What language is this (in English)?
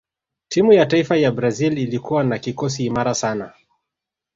Swahili